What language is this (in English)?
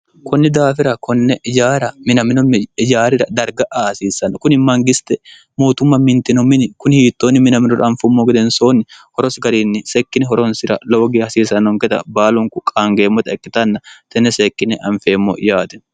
Sidamo